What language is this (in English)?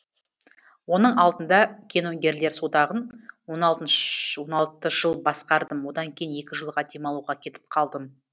Kazakh